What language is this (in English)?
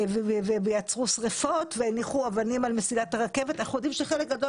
Hebrew